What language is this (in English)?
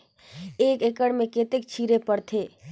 Chhattisgarhi